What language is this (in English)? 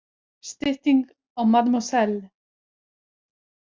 Icelandic